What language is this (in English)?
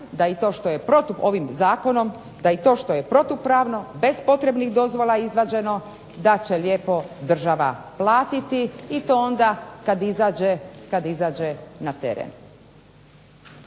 Croatian